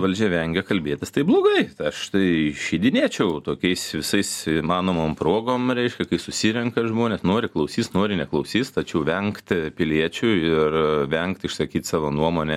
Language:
Lithuanian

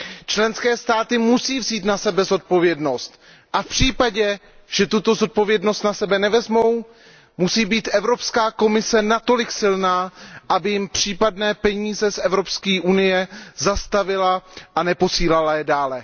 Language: Czech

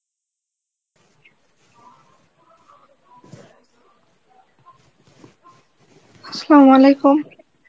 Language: Bangla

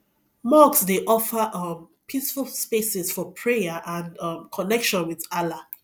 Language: Nigerian Pidgin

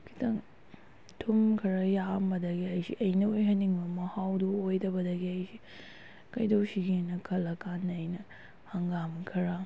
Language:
Manipuri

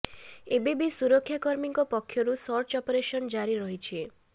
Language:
Odia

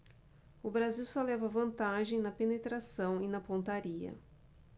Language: Portuguese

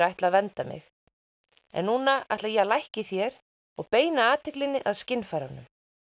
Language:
Icelandic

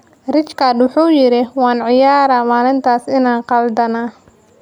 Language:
Somali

